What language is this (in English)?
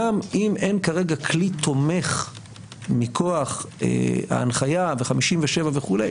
Hebrew